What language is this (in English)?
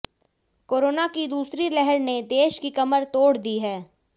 Hindi